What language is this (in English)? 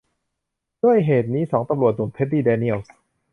Thai